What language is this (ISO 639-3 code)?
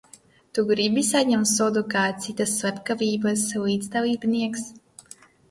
lav